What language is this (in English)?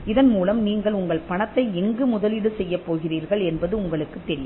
Tamil